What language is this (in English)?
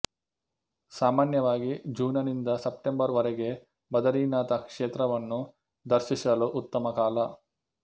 Kannada